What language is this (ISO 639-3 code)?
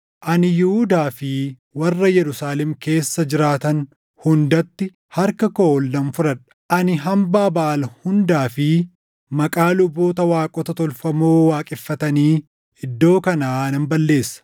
orm